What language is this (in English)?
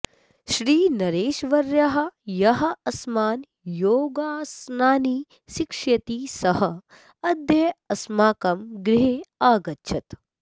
Sanskrit